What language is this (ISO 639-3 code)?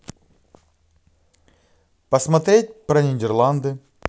rus